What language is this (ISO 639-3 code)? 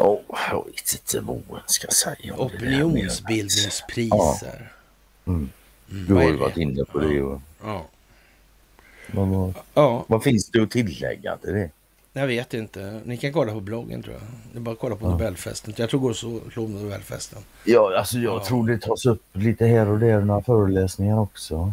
swe